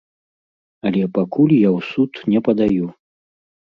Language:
Belarusian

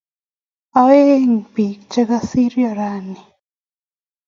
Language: Kalenjin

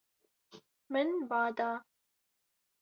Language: Kurdish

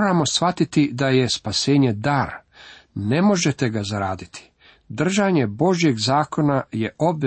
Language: Croatian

